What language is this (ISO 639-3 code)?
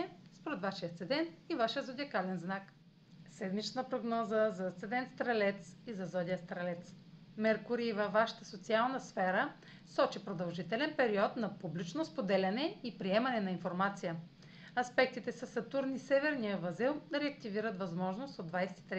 bul